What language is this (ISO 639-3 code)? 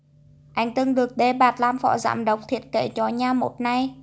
vie